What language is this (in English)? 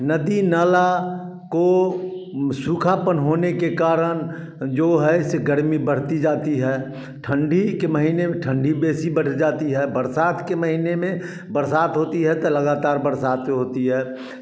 Hindi